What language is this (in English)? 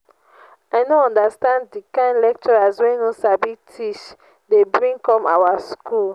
Nigerian Pidgin